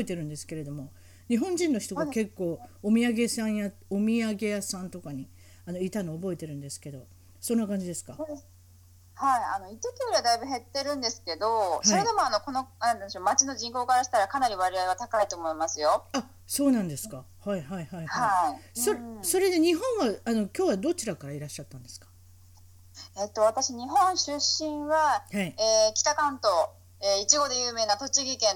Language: Japanese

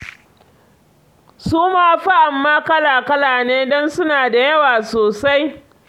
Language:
Hausa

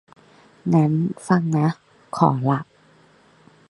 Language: Thai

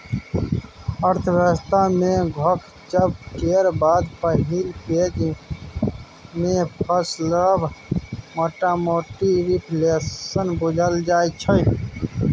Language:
Maithili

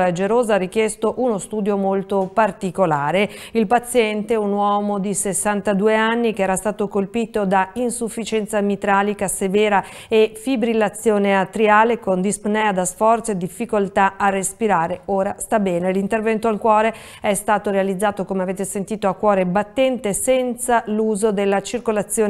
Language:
Italian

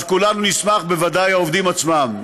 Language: Hebrew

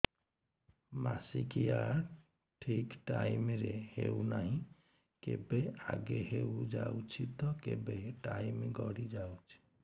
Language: Odia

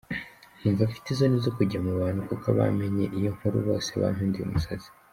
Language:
Kinyarwanda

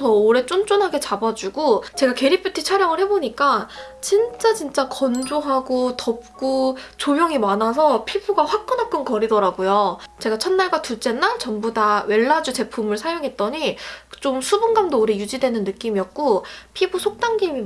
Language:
Korean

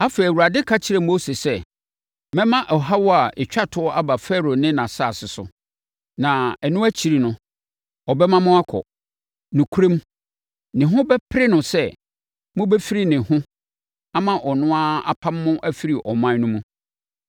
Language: Akan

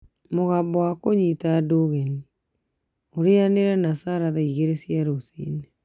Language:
Kikuyu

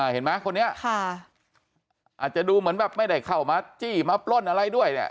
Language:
Thai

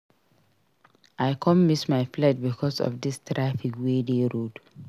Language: Nigerian Pidgin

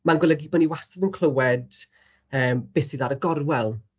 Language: Welsh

